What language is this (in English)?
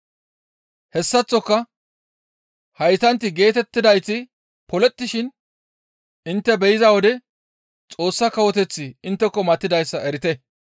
Gamo